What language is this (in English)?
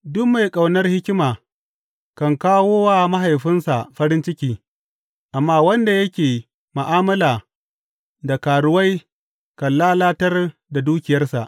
Hausa